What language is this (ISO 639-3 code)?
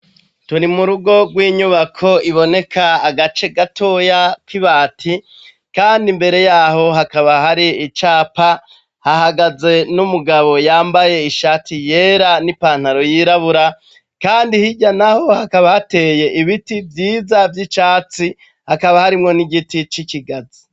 run